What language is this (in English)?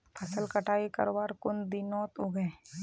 Magahi